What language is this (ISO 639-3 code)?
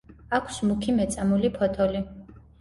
kat